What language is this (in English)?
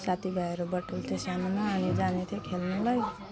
Nepali